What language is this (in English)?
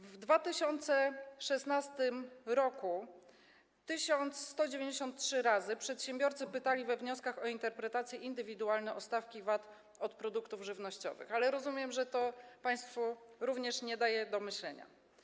Polish